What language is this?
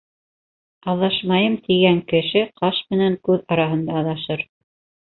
Bashkir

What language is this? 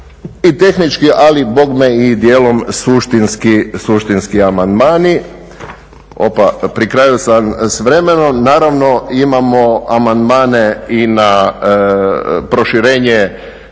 Croatian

